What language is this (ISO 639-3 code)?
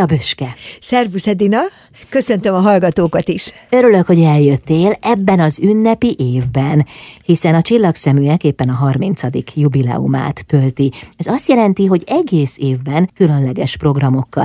hun